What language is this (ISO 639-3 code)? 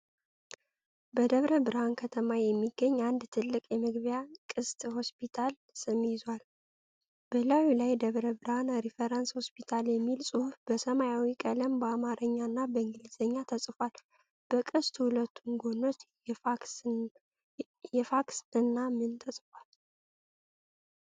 amh